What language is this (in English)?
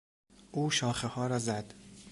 Persian